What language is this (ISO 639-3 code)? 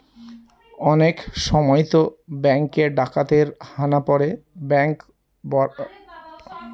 ben